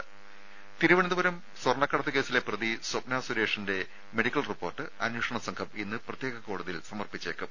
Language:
Malayalam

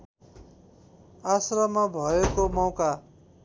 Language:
Nepali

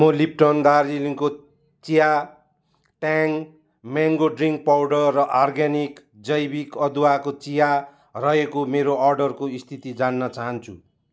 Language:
Nepali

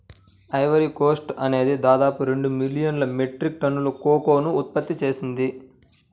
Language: Telugu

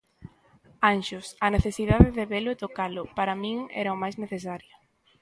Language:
Galician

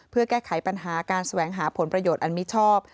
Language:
Thai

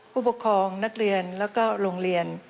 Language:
Thai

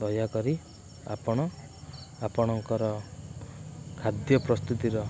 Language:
Odia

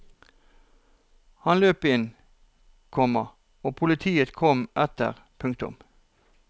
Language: Norwegian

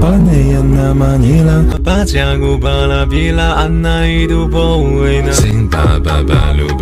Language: Arabic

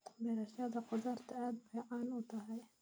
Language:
Somali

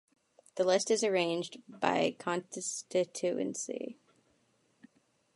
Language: English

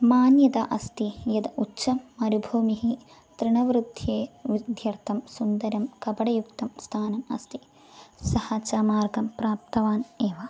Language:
Sanskrit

